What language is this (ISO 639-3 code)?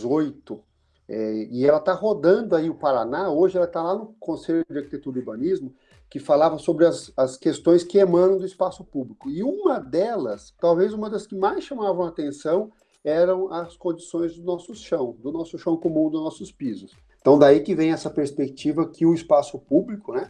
por